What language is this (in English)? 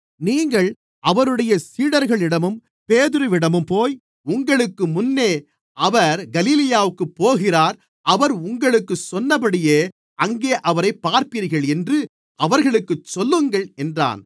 Tamil